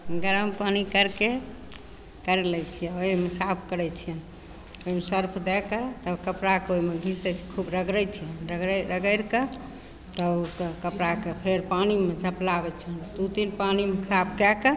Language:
Maithili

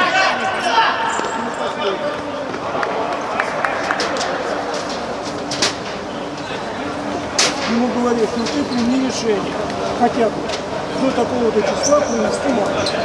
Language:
Russian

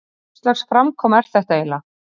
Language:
Icelandic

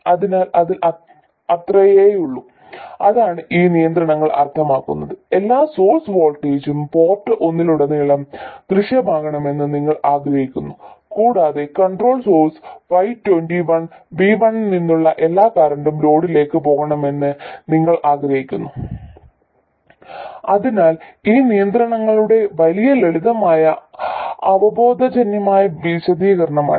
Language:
Malayalam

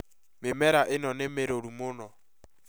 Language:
Kikuyu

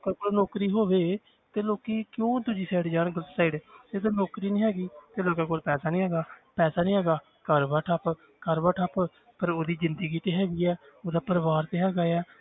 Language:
Punjabi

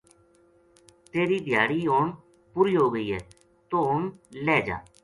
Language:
Gujari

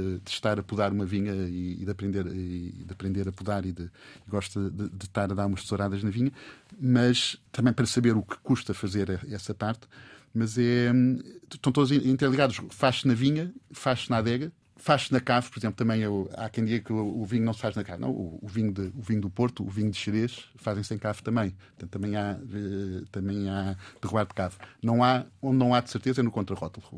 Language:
Portuguese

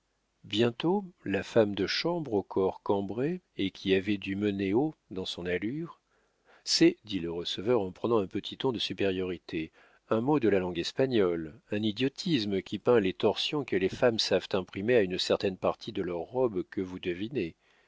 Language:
French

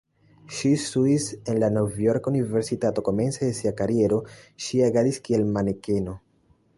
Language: Esperanto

